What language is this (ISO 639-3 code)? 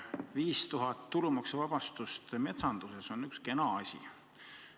est